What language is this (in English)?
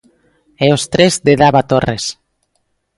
Galician